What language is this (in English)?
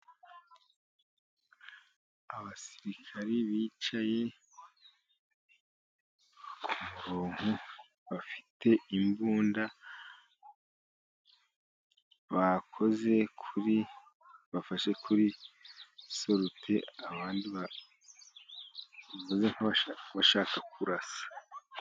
Kinyarwanda